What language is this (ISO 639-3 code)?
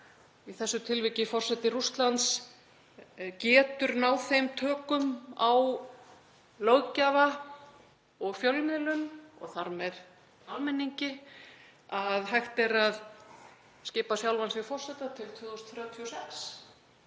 isl